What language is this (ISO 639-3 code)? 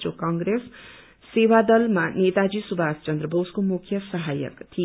nep